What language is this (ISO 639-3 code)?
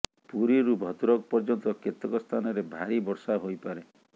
ori